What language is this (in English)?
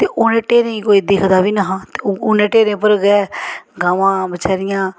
Dogri